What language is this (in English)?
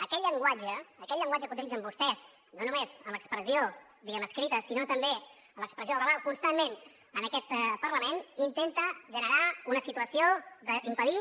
Catalan